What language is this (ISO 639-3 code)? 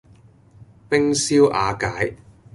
yue